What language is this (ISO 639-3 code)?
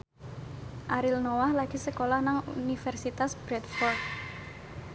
jav